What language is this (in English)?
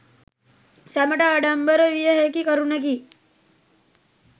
Sinhala